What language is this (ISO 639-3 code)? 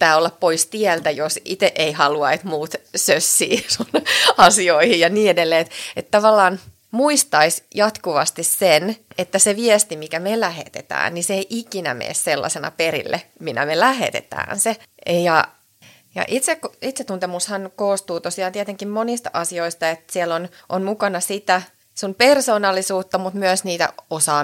fin